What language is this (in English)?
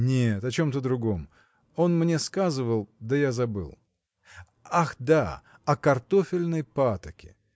Russian